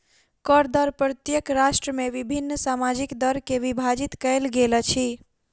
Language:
Maithili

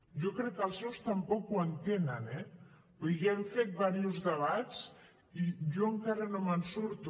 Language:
Catalan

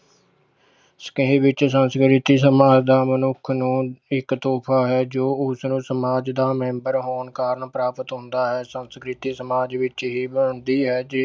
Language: Punjabi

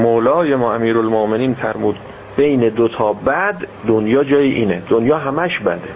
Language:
Persian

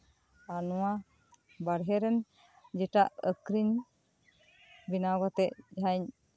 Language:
Santali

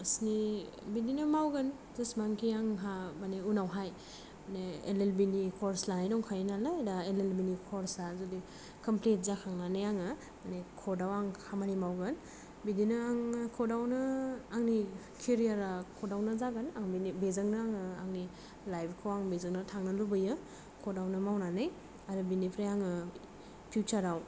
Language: Bodo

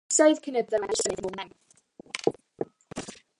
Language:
Welsh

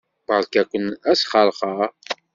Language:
Kabyle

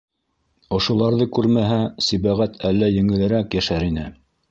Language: Bashkir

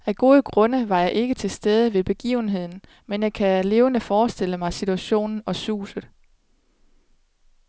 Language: Danish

